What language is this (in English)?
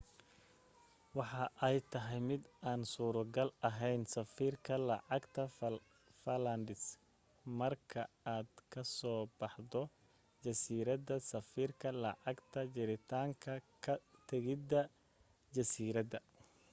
Somali